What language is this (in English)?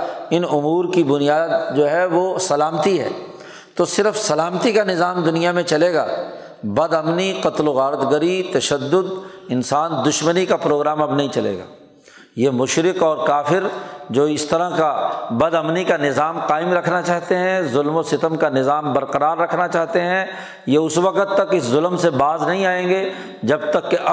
Urdu